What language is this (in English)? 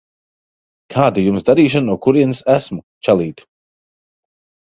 Latvian